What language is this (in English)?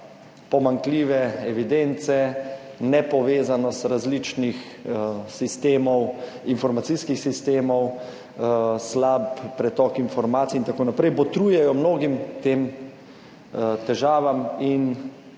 Slovenian